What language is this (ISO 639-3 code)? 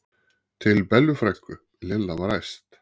isl